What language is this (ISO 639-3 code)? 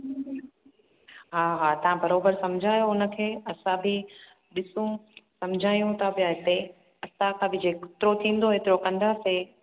snd